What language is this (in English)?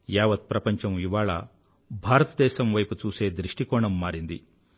Telugu